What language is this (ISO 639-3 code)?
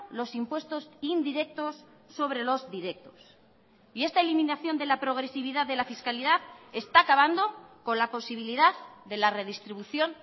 spa